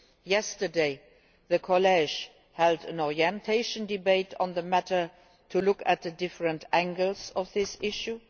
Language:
English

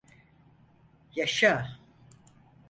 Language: Turkish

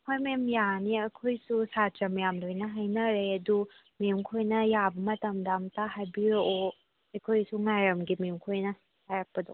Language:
Manipuri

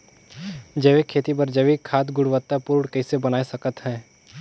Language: Chhattisgarhi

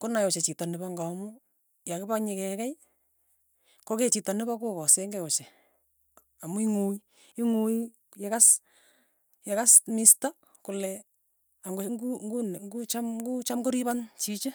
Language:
Tugen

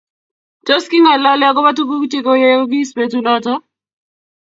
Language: Kalenjin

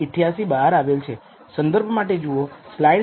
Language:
Gujarati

